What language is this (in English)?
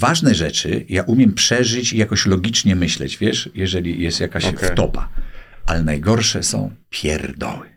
Polish